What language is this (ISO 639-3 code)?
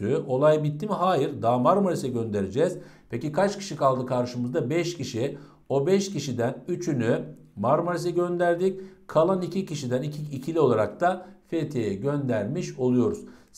tur